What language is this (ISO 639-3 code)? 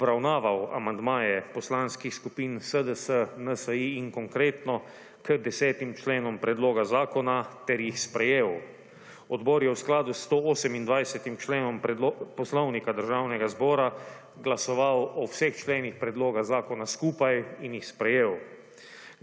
slv